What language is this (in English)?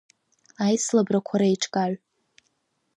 Abkhazian